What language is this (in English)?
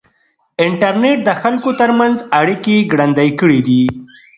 Pashto